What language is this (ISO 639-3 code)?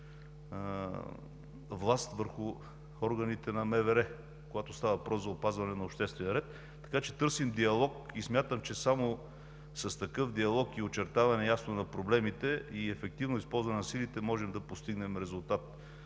bul